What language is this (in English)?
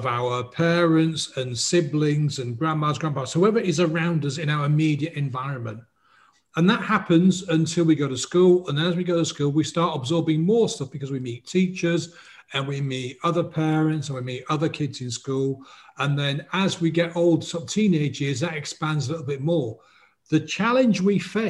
English